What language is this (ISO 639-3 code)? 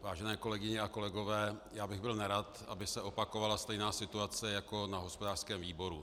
ces